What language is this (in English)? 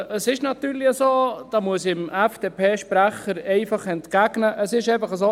Swiss German